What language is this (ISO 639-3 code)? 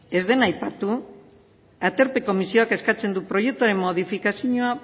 eus